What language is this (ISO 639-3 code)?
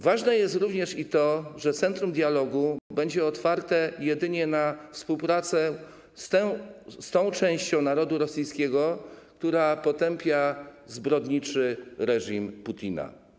pol